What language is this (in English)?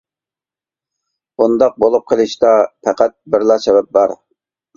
Uyghur